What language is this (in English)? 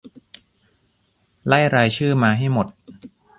Thai